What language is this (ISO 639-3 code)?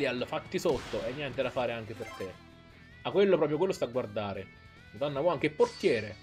ita